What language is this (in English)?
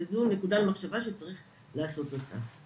Hebrew